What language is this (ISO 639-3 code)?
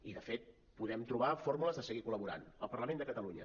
cat